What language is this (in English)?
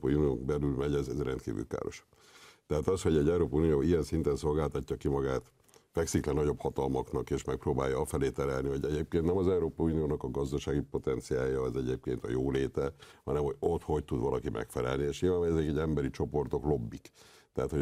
Hungarian